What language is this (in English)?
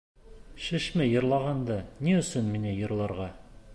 Bashkir